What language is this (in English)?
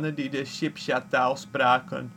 Dutch